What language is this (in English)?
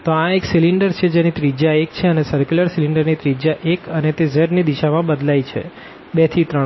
Gujarati